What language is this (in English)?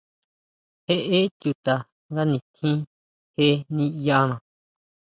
Huautla Mazatec